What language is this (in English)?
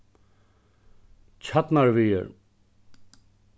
Faroese